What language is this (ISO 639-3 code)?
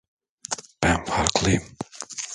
tur